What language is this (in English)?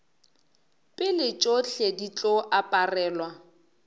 Northern Sotho